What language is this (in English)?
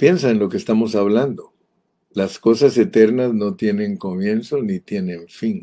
Spanish